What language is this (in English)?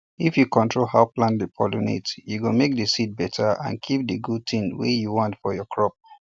Nigerian Pidgin